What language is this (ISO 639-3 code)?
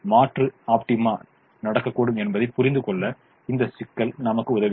tam